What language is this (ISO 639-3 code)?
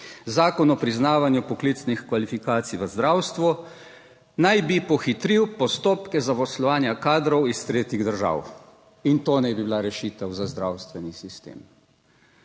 slv